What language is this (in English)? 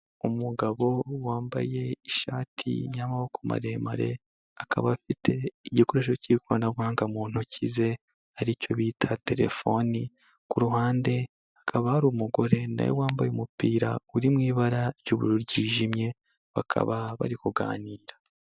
Kinyarwanda